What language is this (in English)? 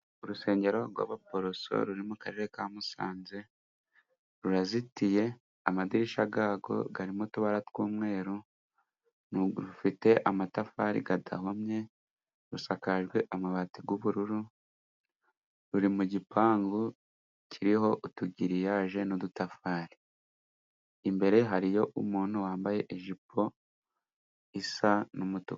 Kinyarwanda